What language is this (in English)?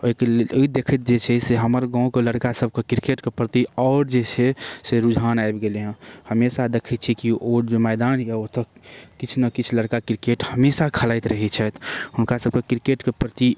Maithili